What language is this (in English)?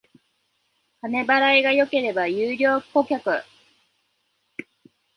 Japanese